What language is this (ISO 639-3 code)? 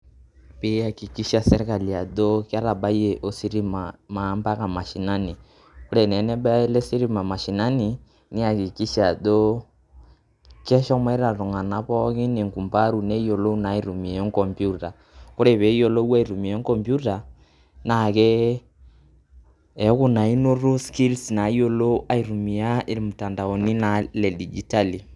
mas